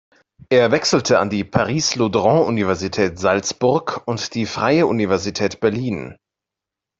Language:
German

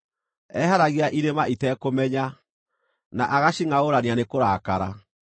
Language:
Kikuyu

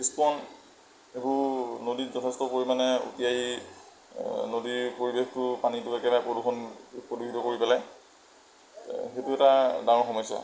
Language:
Assamese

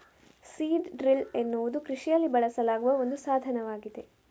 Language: Kannada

